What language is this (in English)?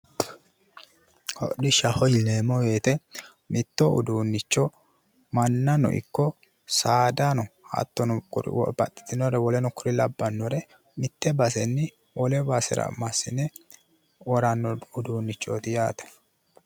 Sidamo